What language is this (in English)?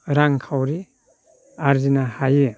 Bodo